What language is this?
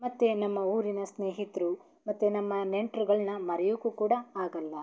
Kannada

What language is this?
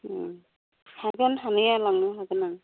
Bodo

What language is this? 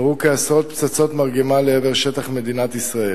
Hebrew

